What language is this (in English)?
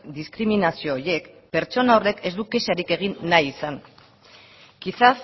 Basque